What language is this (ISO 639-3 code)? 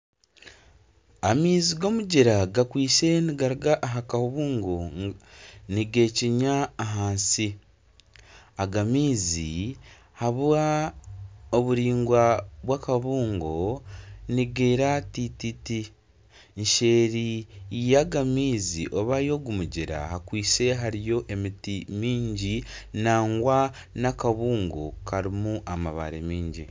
nyn